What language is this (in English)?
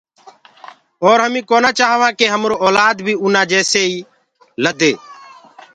Gurgula